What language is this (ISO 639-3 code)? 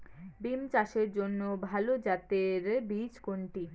ben